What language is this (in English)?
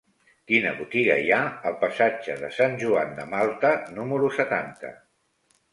Catalan